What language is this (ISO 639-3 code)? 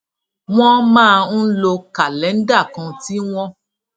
yor